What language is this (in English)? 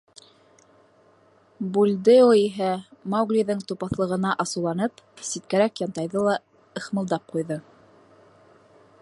Bashkir